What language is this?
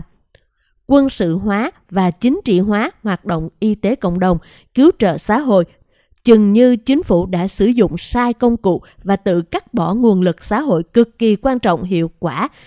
Vietnamese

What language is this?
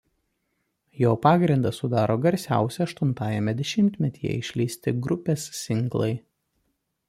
Lithuanian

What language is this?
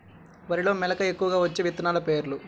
Telugu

